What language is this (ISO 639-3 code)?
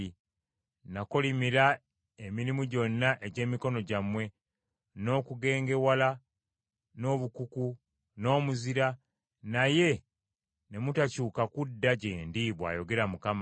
lug